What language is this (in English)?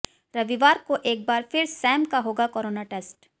Hindi